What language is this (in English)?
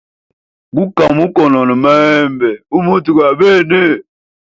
Hemba